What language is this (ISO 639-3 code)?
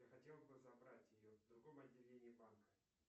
rus